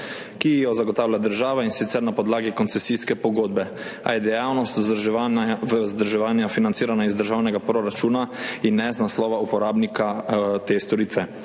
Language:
Slovenian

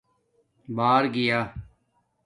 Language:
Domaaki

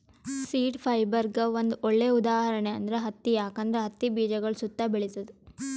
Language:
Kannada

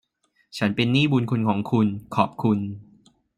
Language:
Thai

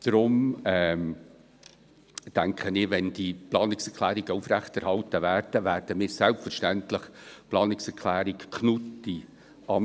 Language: Swiss German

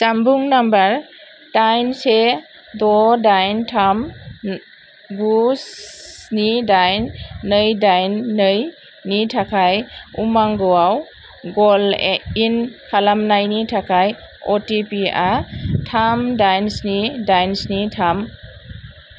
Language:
Bodo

